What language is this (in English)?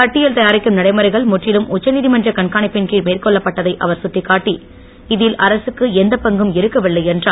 Tamil